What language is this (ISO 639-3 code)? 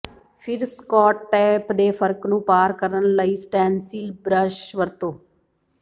pan